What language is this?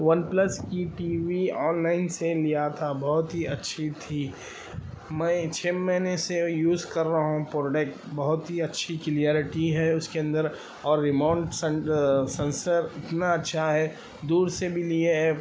Urdu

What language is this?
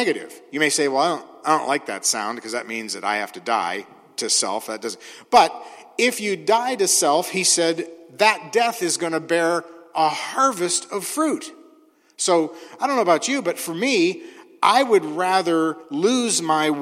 English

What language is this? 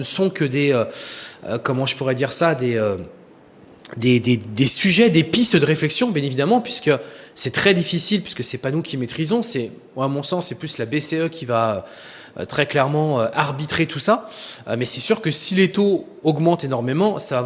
French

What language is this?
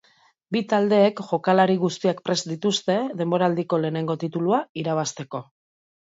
Basque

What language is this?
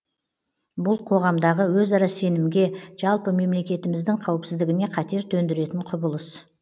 Kazakh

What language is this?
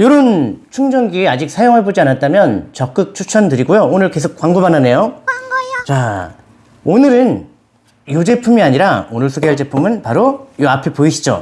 Korean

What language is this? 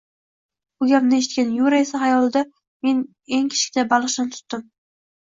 Uzbek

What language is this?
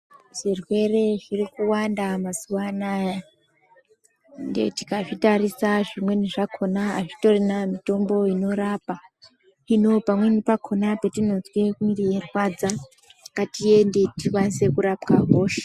Ndau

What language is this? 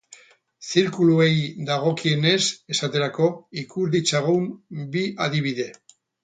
Basque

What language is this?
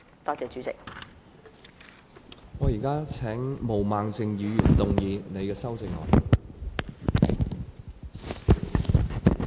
Cantonese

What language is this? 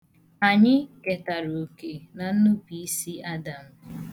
Igbo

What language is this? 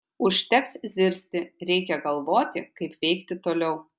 Lithuanian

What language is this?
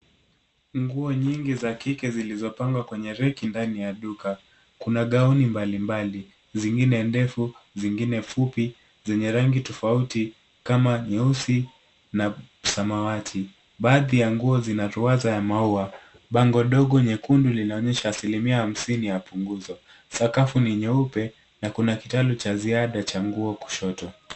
Swahili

